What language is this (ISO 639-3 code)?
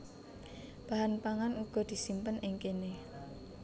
jav